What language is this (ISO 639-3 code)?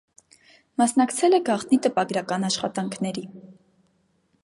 hye